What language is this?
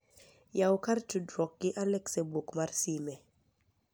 Luo (Kenya and Tanzania)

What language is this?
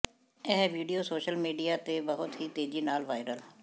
Punjabi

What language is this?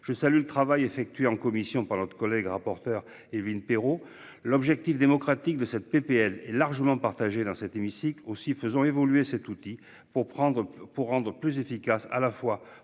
French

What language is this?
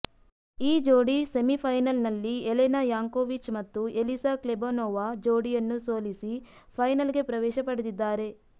Kannada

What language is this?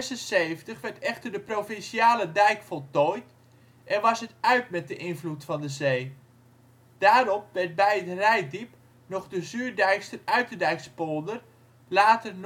Dutch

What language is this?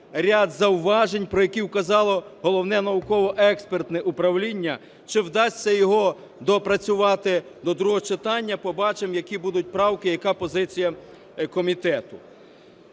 Ukrainian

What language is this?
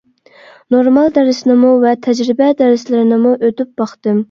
Uyghur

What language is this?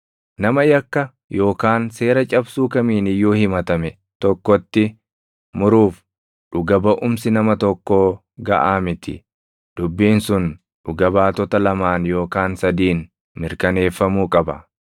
Oromo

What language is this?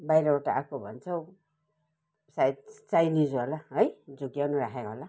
Nepali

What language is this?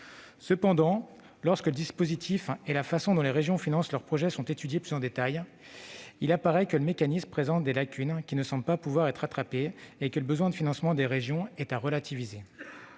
French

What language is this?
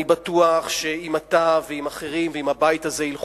Hebrew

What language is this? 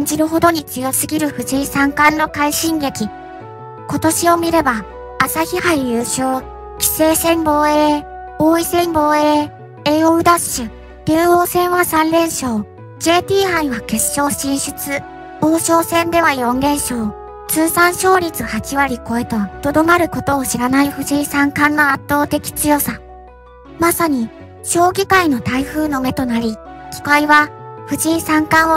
Japanese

